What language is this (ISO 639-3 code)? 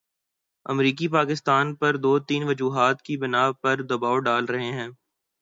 urd